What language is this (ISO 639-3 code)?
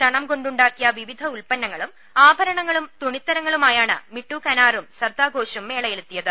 mal